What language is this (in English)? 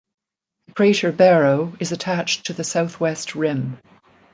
English